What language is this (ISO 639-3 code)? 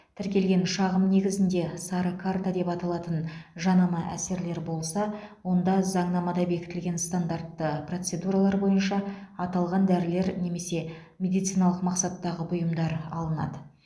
kaz